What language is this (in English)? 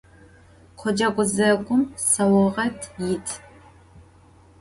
Adyghe